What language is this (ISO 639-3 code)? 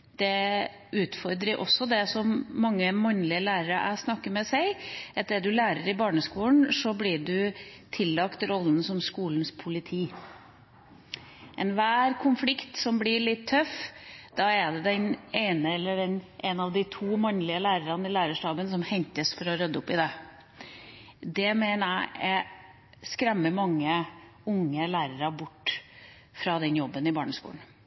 nob